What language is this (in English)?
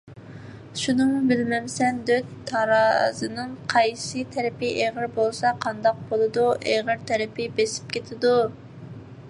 Uyghur